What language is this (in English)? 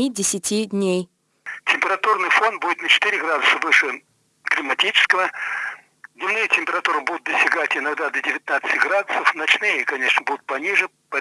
Russian